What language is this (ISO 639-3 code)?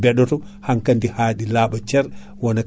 ful